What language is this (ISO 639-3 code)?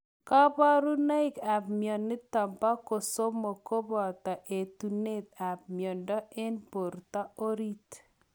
kln